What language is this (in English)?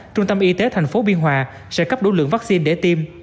Vietnamese